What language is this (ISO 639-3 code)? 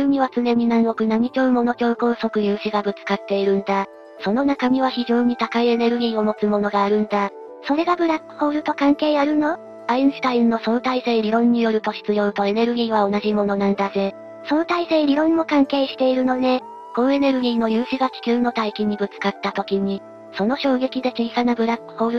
jpn